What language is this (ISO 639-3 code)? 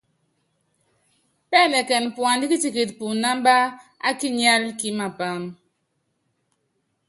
yav